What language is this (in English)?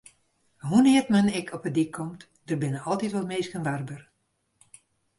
Western Frisian